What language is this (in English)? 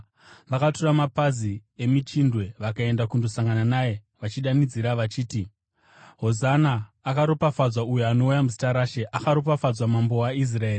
Shona